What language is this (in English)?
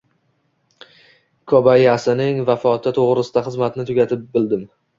Uzbek